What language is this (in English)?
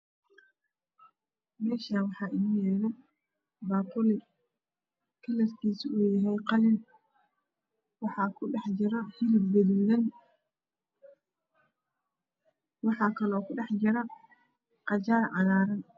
Somali